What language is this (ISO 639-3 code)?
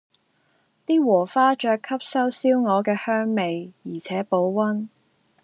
yue